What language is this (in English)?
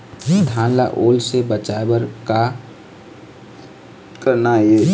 Chhattisgarhi